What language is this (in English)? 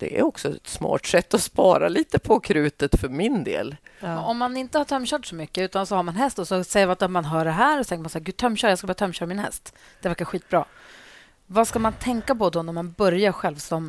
Swedish